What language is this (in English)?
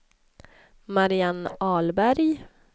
Swedish